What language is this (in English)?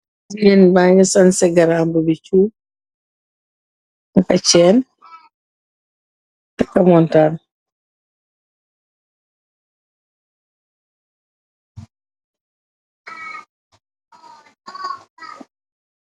Wolof